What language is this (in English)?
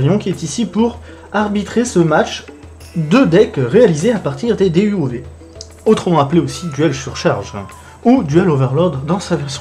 French